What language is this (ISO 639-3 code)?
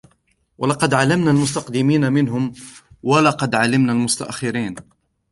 ara